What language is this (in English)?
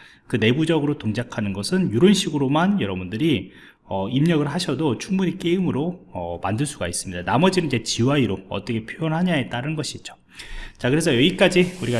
Korean